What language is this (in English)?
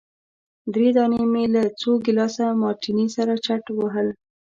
Pashto